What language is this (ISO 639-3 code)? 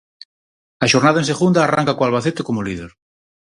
glg